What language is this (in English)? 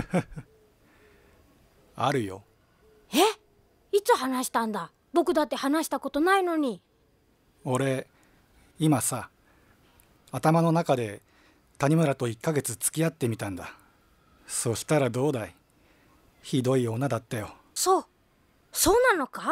Japanese